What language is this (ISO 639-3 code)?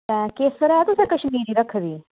doi